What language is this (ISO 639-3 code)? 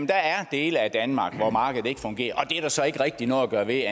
dan